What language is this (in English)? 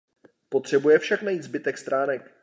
Czech